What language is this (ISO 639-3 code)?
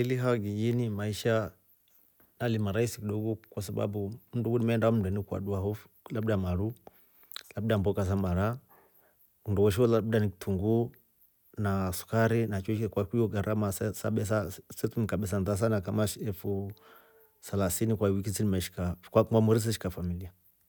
rof